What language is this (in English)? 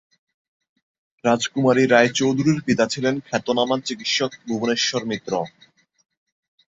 Bangla